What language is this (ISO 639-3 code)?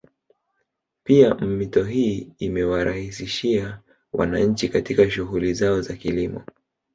swa